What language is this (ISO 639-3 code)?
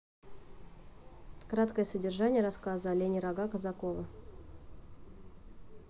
rus